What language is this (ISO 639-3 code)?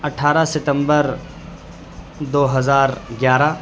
urd